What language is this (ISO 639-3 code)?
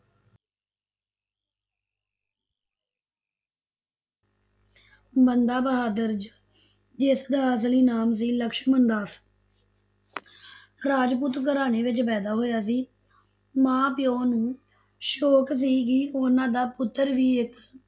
pan